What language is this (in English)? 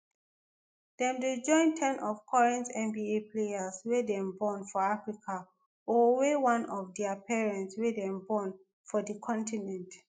Nigerian Pidgin